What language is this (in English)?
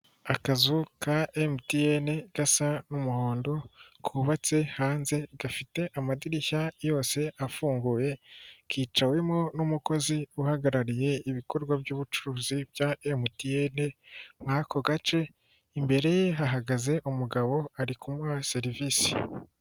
Kinyarwanda